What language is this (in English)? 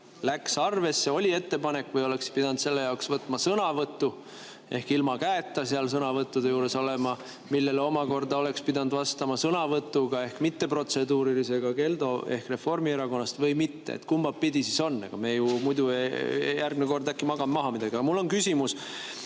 Estonian